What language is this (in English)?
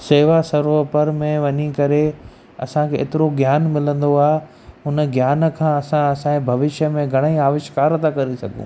Sindhi